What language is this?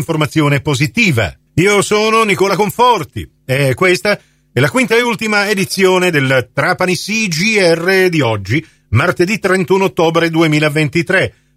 Italian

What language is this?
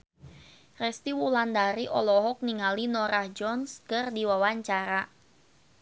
Sundanese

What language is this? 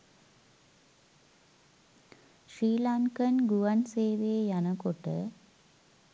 Sinhala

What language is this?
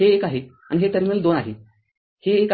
Marathi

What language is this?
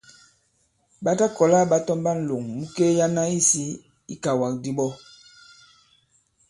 Bankon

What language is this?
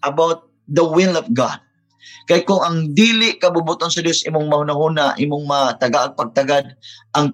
Filipino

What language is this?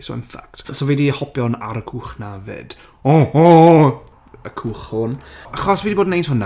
Welsh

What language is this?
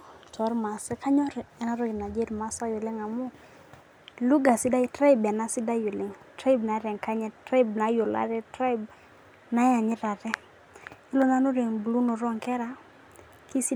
Masai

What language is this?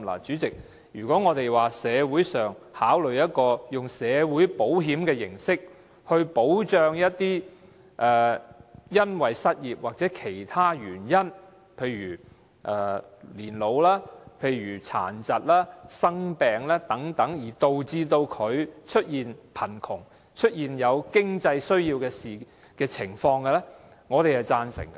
Cantonese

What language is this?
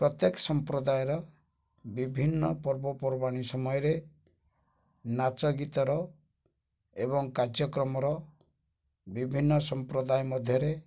Odia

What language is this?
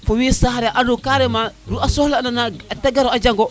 Serer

